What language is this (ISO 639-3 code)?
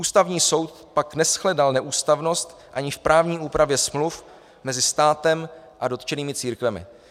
ces